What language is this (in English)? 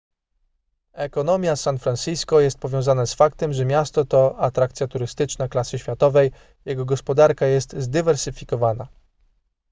Polish